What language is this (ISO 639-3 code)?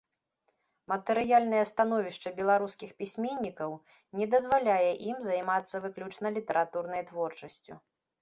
bel